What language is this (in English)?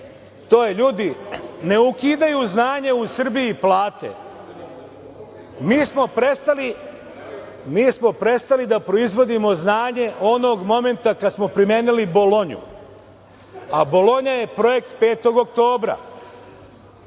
Serbian